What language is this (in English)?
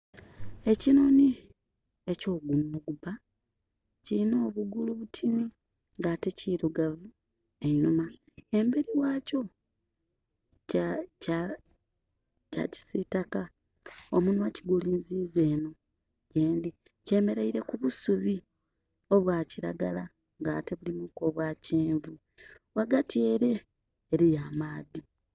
Soga